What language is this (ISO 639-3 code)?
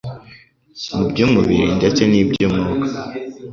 kin